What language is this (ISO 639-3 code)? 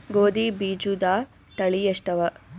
kan